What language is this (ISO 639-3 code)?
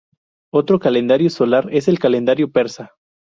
spa